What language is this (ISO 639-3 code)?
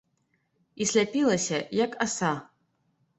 bel